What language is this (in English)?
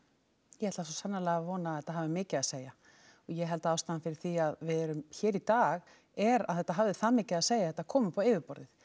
Icelandic